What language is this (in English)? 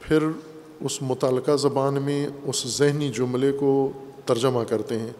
Urdu